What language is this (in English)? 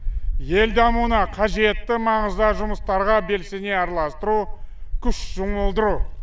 Kazakh